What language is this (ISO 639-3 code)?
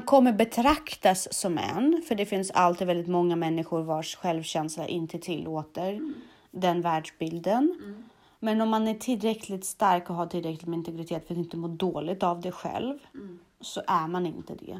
swe